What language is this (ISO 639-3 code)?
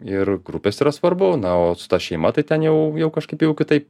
lit